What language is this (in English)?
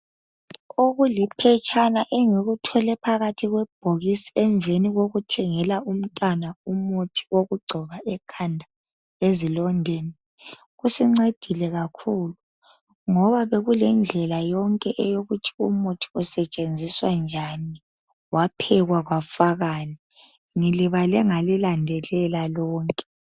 North Ndebele